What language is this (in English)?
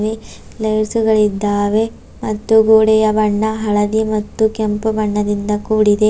Kannada